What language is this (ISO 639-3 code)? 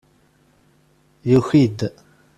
kab